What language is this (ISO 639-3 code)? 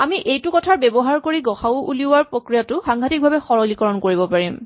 asm